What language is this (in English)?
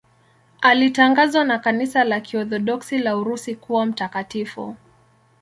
Swahili